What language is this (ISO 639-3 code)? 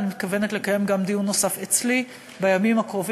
heb